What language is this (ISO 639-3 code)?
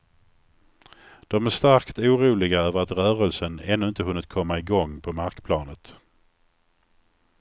swe